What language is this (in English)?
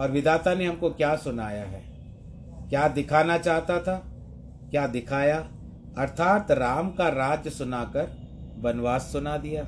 Hindi